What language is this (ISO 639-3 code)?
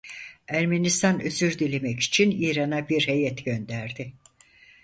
tur